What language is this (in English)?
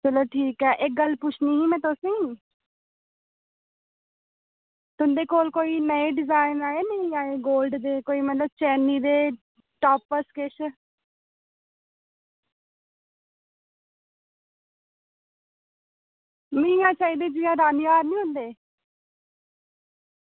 Dogri